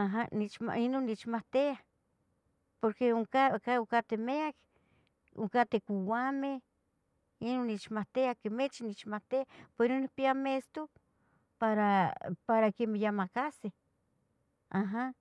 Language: Tetelcingo Nahuatl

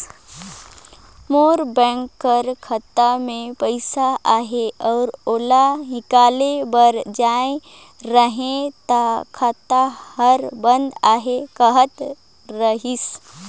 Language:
Chhattisgarhi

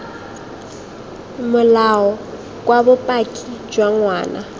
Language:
Tswana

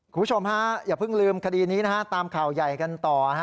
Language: Thai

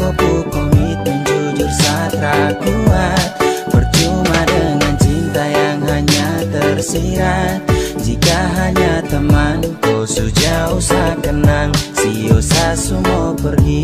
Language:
Indonesian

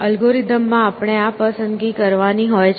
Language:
Gujarati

